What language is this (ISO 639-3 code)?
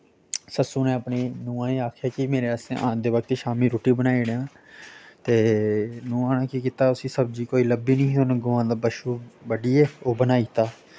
doi